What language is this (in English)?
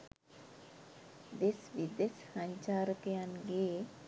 Sinhala